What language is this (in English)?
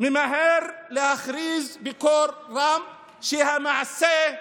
Hebrew